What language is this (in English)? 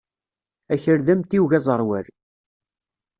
Kabyle